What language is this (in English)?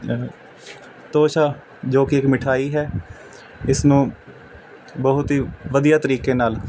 Punjabi